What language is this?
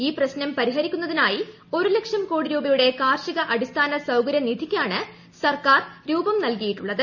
Malayalam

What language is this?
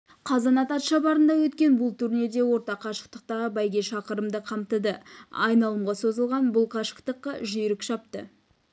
Kazakh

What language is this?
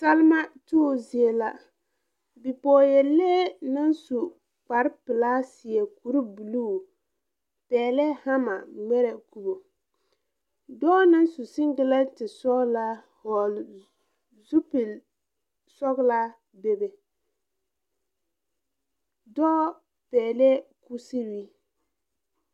Southern Dagaare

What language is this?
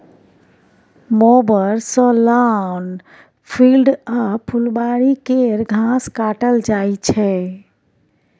Maithili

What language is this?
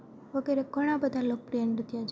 Gujarati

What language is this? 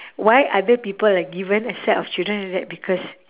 English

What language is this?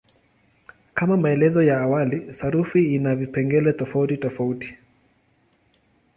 Swahili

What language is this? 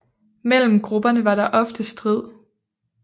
Danish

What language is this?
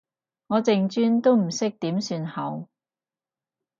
Cantonese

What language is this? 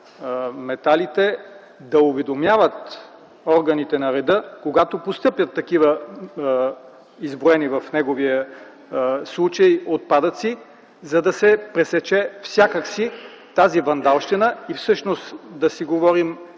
Bulgarian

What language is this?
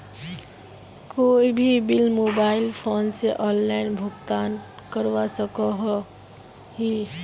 Magahi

